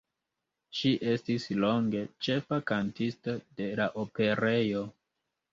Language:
Esperanto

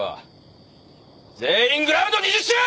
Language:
Japanese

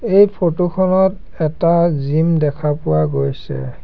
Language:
Assamese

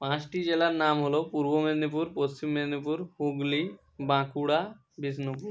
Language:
Bangla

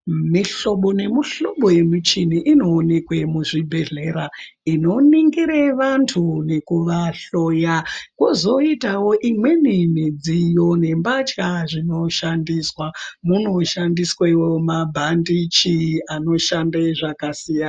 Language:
Ndau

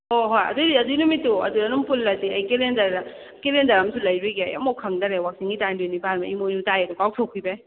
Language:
Manipuri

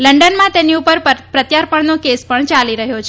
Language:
Gujarati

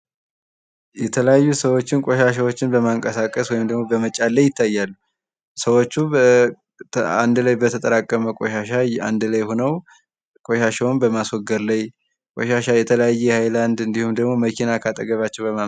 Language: Amharic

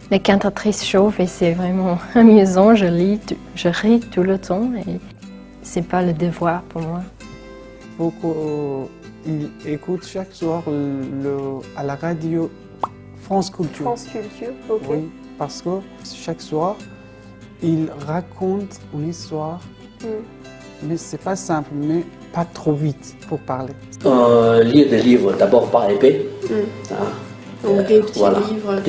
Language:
French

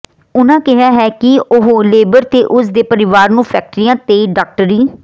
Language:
Punjabi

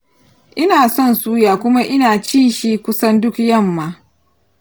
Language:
Hausa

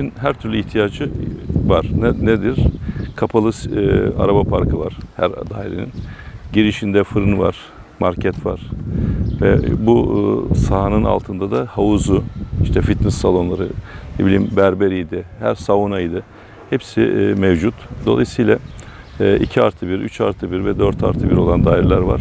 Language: Turkish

